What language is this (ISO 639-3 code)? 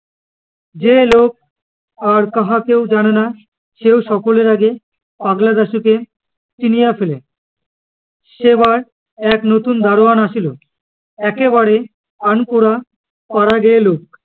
ben